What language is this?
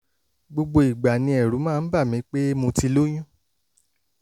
Yoruba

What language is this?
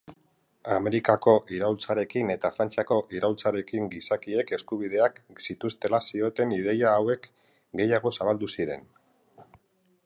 Basque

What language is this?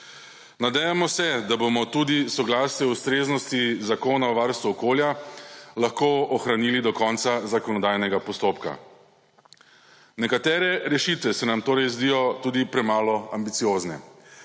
Slovenian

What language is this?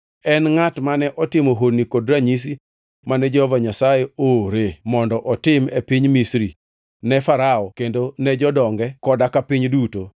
Luo (Kenya and Tanzania)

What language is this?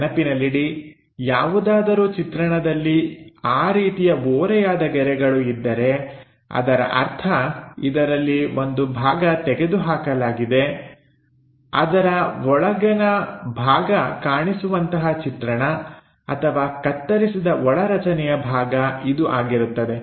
Kannada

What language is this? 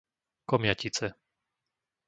Slovak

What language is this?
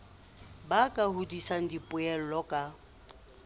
Southern Sotho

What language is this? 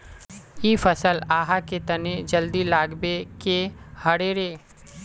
Magahi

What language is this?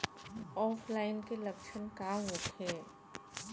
Bhojpuri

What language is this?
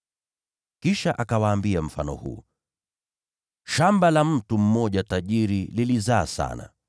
Swahili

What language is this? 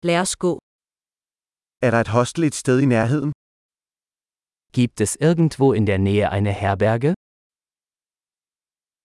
Danish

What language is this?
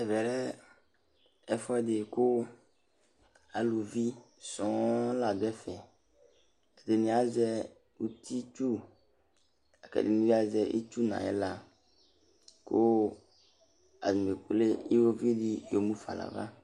Ikposo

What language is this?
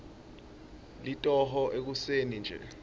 Swati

